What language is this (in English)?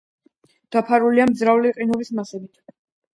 Georgian